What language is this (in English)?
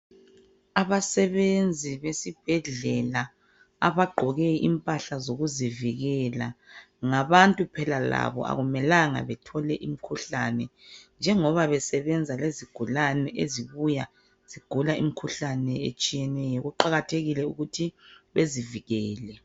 North Ndebele